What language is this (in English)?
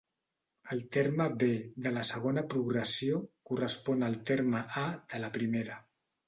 Catalan